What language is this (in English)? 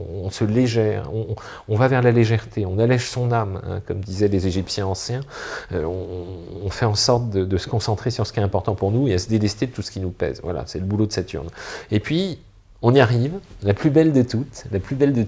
French